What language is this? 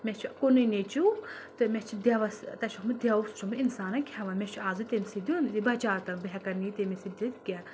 Kashmiri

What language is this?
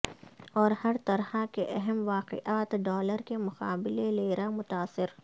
Urdu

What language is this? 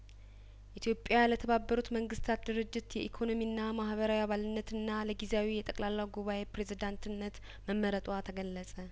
Amharic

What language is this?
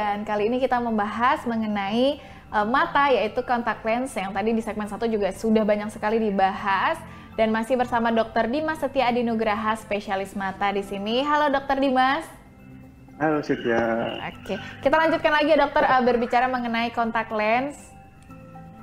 Indonesian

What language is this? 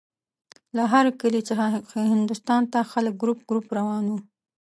Pashto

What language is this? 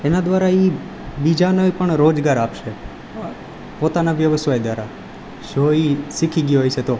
Gujarati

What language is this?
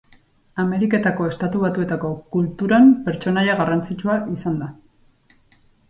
Basque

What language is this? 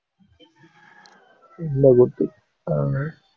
Tamil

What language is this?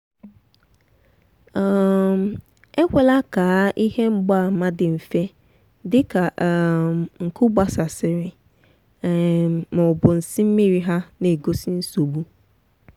Igbo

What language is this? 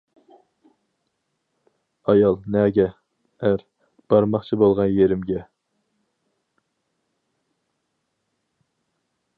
Uyghur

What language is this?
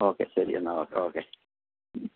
Malayalam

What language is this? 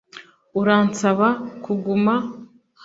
Kinyarwanda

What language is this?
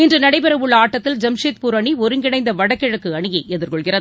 Tamil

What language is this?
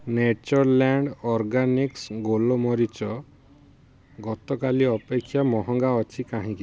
Odia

